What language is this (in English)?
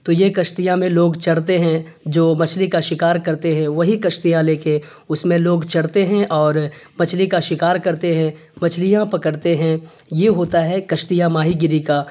Urdu